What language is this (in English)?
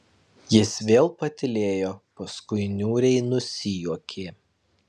Lithuanian